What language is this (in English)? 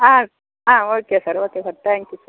Tamil